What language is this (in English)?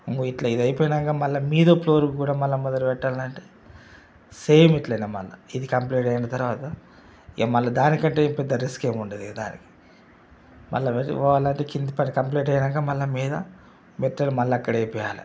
Telugu